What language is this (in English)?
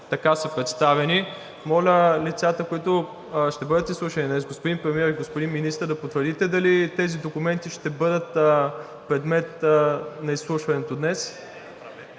Bulgarian